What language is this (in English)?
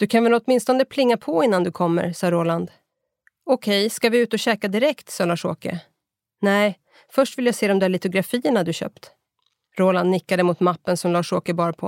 Swedish